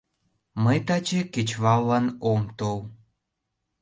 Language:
Mari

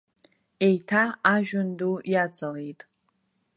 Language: Abkhazian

